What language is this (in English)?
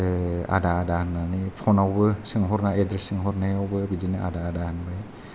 Bodo